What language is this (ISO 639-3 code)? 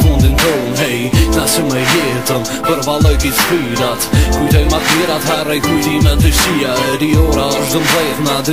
ara